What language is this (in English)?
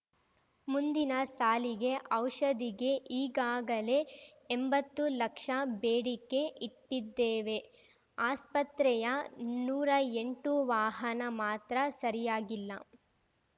Kannada